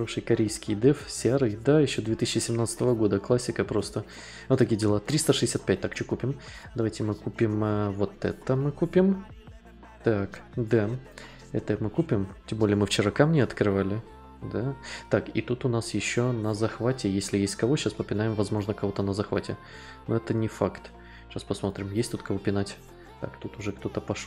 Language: Russian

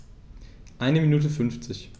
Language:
German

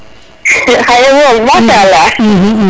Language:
Serer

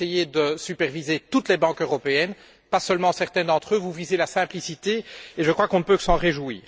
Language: French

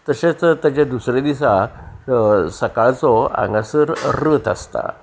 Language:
Konkani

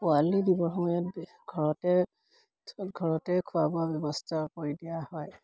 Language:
Assamese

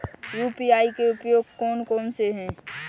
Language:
Hindi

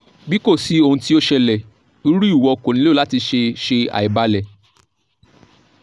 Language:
Yoruba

